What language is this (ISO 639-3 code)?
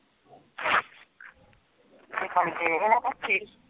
pan